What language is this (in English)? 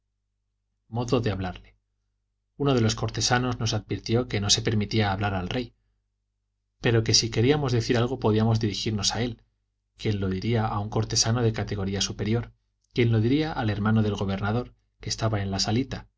Spanish